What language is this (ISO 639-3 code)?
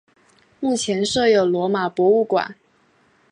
zho